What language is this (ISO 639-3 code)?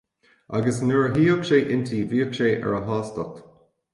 gle